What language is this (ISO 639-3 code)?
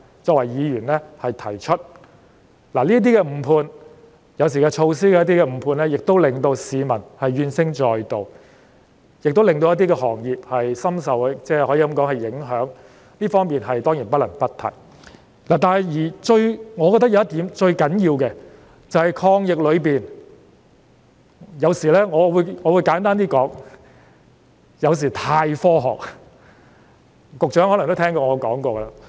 yue